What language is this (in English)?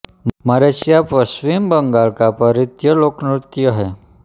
Hindi